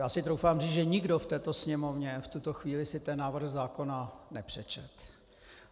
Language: Czech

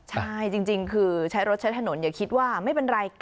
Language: Thai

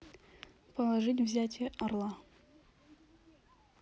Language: Russian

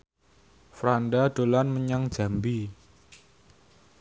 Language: Javanese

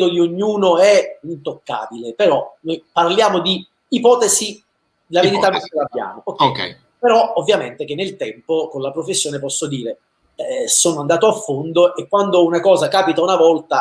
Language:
Italian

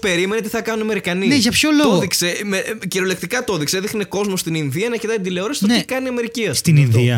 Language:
Greek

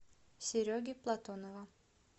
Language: Russian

